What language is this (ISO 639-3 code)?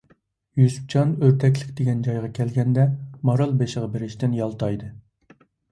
uig